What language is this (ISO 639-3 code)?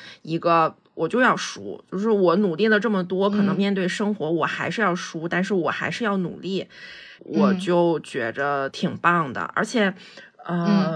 zho